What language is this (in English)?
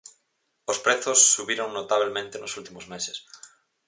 Galician